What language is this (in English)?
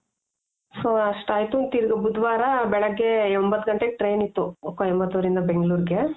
Kannada